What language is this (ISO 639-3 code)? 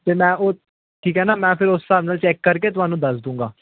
pan